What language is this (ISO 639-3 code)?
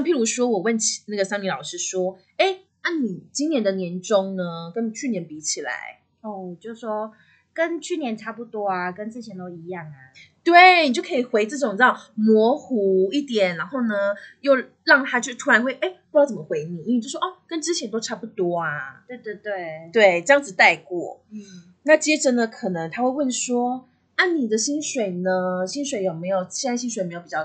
zho